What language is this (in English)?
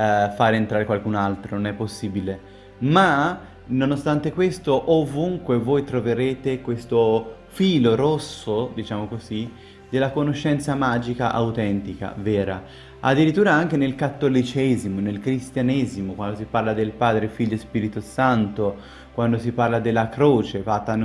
Italian